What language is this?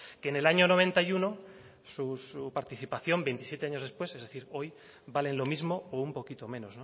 Spanish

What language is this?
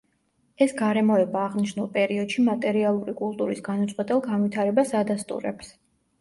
Georgian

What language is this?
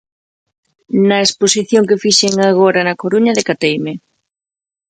Galician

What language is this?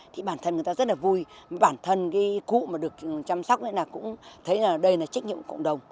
Vietnamese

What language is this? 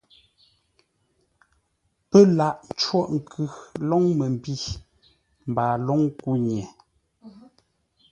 Ngombale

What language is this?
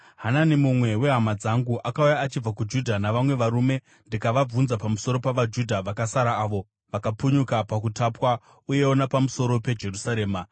Shona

